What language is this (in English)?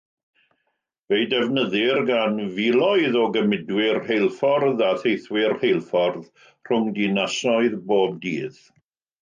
Welsh